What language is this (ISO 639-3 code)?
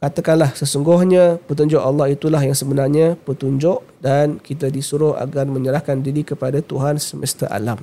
msa